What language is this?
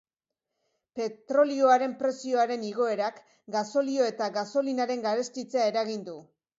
Basque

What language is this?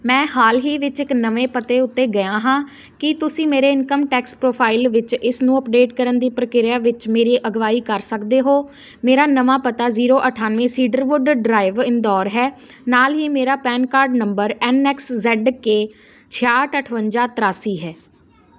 Punjabi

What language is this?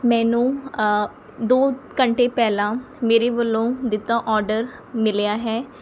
Punjabi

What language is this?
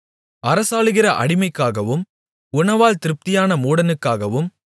Tamil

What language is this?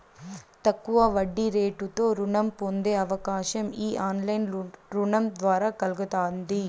Telugu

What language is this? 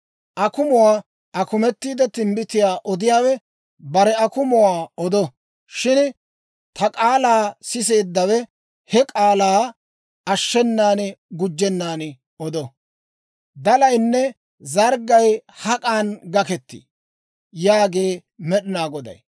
Dawro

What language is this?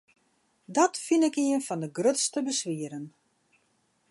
Western Frisian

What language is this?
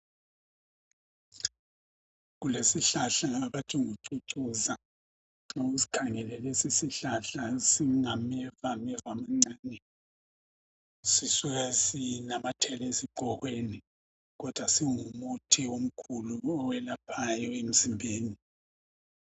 North Ndebele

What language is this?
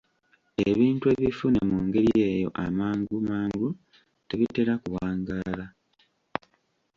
Ganda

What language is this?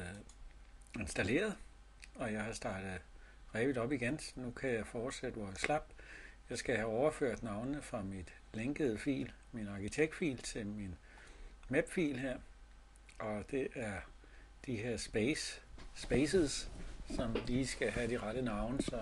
Danish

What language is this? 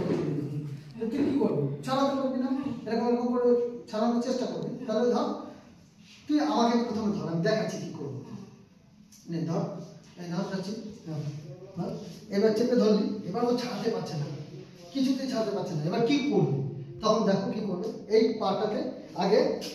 Bangla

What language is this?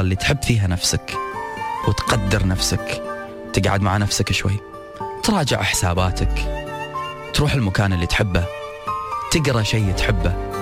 Arabic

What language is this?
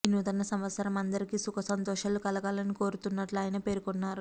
Telugu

